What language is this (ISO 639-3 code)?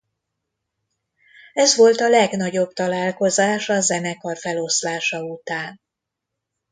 hun